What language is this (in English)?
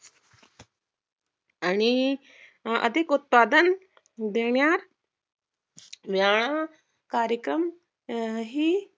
Marathi